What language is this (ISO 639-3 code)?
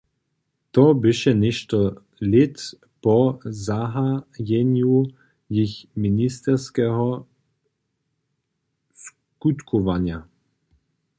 hsb